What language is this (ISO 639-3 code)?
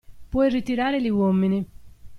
ita